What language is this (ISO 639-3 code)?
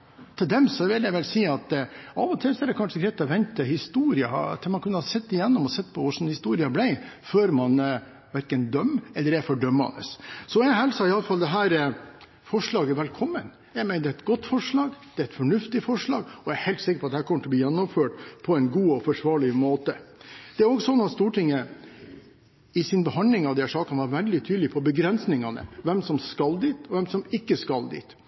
nob